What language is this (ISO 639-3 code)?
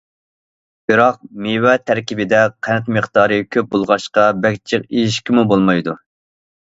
uig